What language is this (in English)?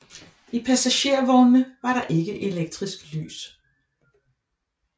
Danish